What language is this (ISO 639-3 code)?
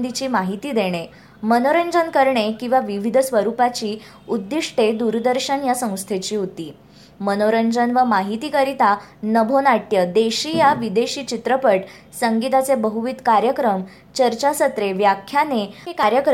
mar